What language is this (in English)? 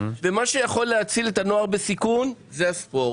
Hebrew